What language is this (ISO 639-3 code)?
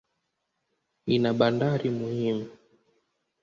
swa